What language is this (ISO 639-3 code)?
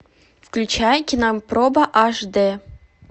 rus